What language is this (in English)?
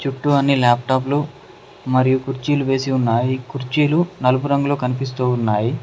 Telugu